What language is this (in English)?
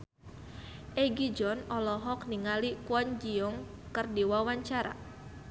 Sundanese